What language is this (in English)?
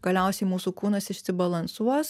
Lithuanian